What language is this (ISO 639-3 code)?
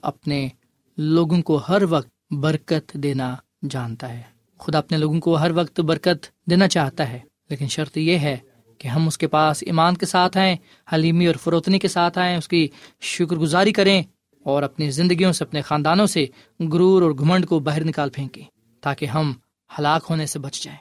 urd